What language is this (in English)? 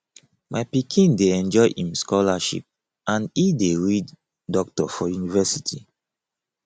Nigerian Pidgin